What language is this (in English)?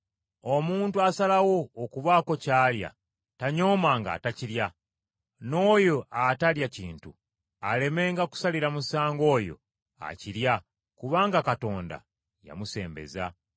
Ganda